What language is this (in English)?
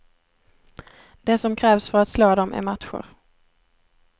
Swedish